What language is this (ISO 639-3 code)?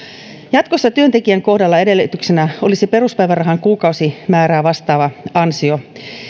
fin